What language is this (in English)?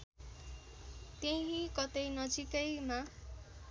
Nepali